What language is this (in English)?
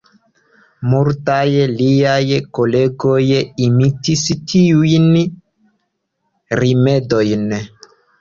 Esperanto